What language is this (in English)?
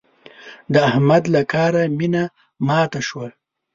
Pashto